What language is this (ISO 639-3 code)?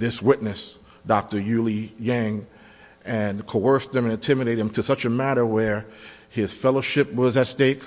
eng